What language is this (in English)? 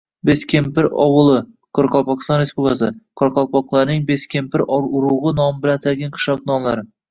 Uzbek